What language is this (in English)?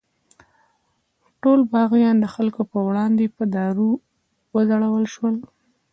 Pashto